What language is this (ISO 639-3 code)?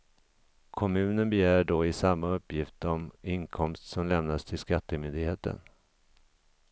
swe